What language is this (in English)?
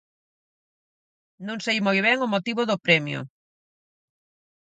Galician